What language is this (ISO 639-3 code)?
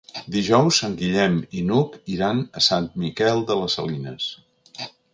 cat